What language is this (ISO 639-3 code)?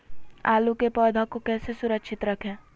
mag